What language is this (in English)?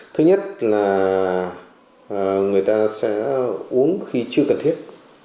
Vietnamese